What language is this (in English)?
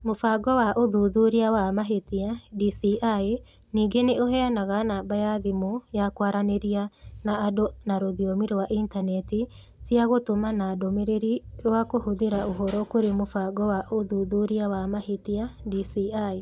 Kikuyu